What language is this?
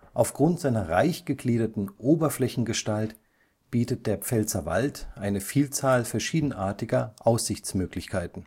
German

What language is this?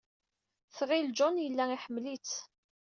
Kabyle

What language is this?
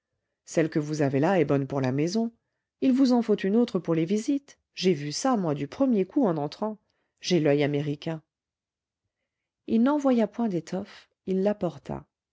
French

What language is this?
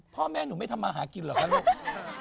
Thai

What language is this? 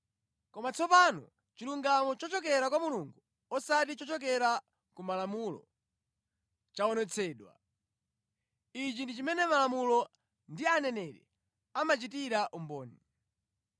Nyanja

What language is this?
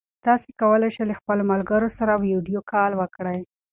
Pashto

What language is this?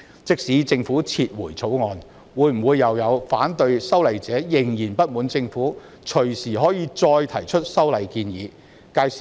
Cantonese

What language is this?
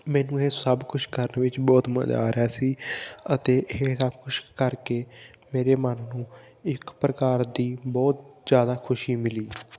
Punjabi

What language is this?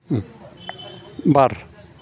Bodo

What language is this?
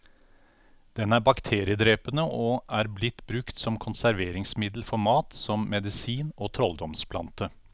Norwegian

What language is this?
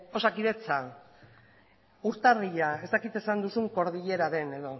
Basque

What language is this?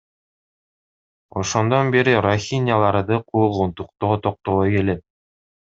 Kyrgyz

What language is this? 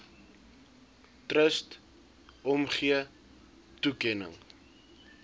Afrikaans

